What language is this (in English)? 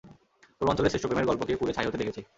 Bangla